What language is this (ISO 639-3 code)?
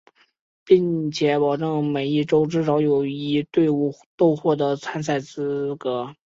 zho